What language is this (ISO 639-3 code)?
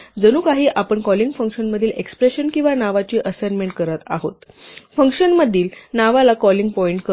mar